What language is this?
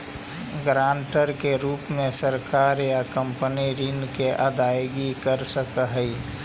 Magahi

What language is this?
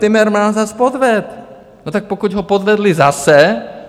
Czech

